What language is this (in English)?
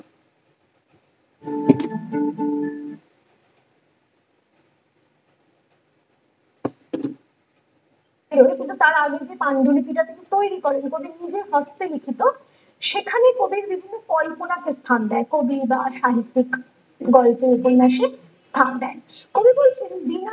Bangla